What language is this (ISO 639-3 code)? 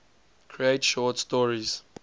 eng